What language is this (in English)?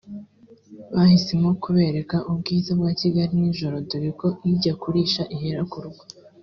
Kinyarwanda